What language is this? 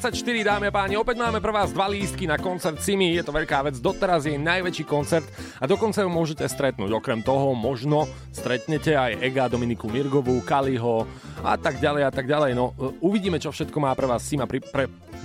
Slovak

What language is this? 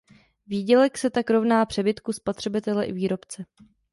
Czech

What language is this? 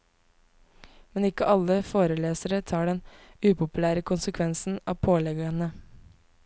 Norwegian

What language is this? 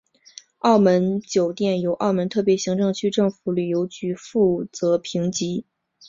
Chinese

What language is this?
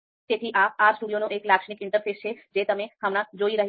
Gujarati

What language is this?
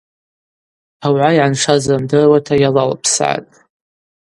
Abaza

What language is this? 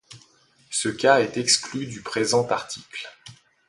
French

